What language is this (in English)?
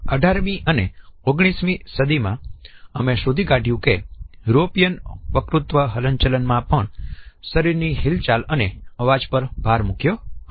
Gujarati